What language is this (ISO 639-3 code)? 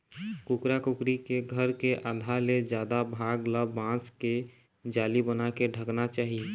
hne